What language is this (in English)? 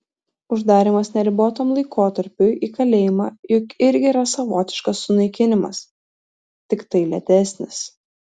Lithuanian